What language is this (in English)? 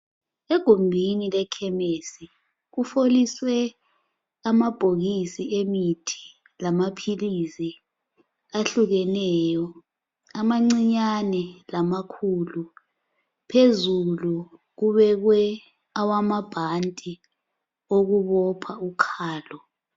North Ndebele